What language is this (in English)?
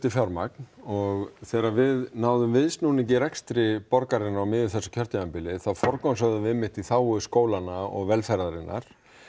Icelandic